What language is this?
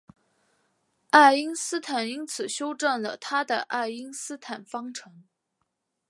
Chinese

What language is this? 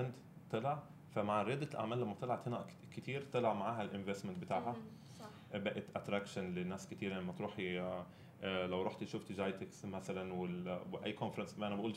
Arabic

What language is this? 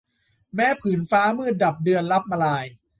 Thai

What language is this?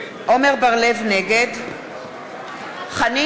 Hebrew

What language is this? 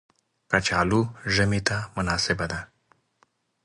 Pashto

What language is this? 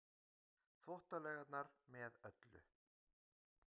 Icelandic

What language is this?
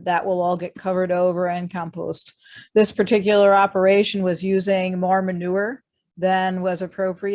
English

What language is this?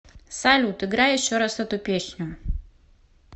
Russian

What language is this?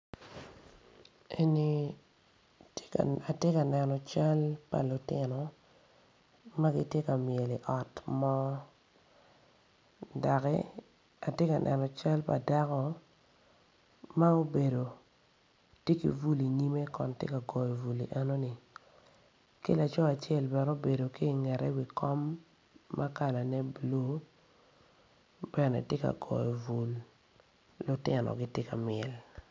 Acoli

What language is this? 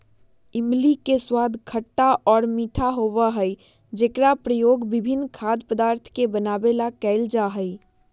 Magahi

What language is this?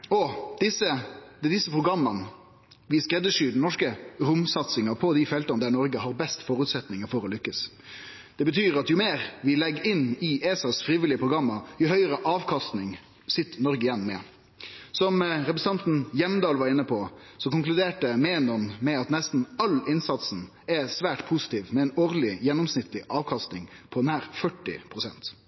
Norwegian Nynorsk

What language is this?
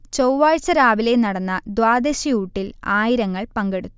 Malayalam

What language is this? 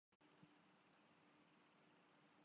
Urdu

